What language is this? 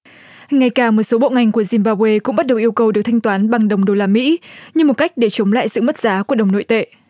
Vietnamese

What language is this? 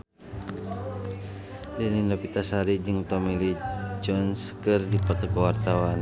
Sundanese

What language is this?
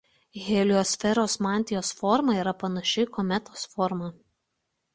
Lithuanian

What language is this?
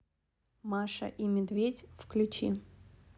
Russian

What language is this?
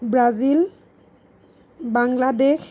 Assamese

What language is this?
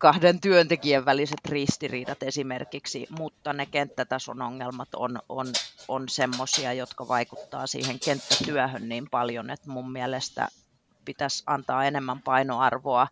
Finnish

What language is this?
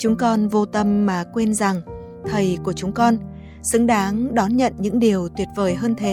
Vietnamese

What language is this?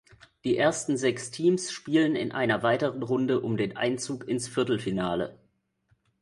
German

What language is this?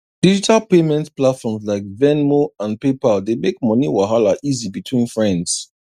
Nigerian Pidgin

